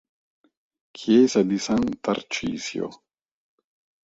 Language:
Italian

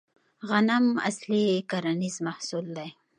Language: Pashto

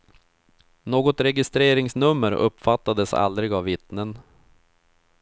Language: Swedish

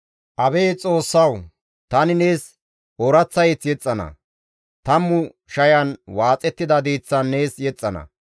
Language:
Gamo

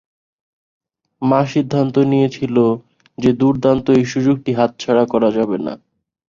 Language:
Bangla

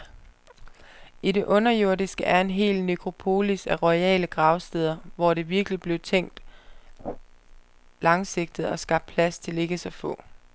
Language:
Danish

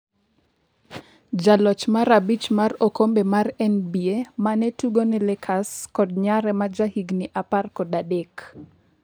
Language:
Luo (Kenya and Tanzania)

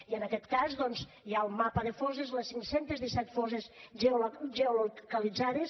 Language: Catalan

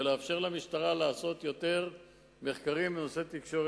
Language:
Hebrew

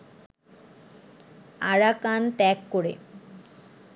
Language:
Bangla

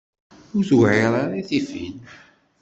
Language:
Kabyle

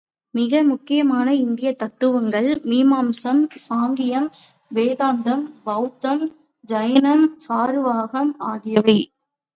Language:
Tamil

